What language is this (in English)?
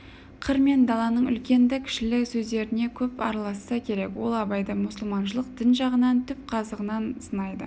Kazakh